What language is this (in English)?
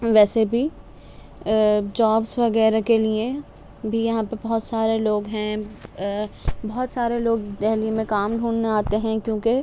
Urdu